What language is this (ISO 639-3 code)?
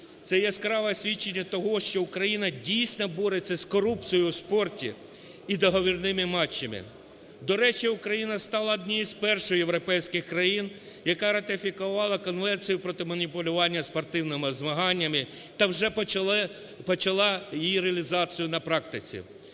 ukr